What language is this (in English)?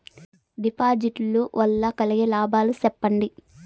Telugu